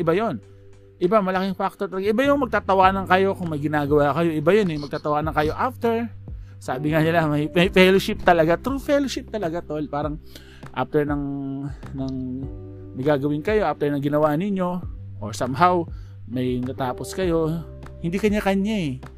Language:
Filipino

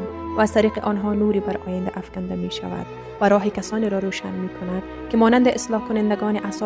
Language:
Persian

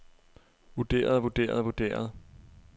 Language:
Danish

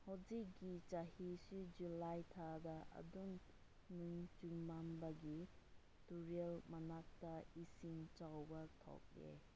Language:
Manipuri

